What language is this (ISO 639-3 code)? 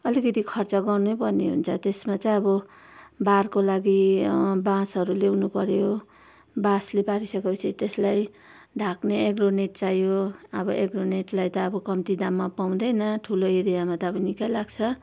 nep